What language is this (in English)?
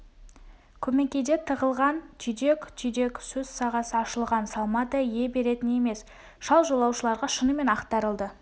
Kazakh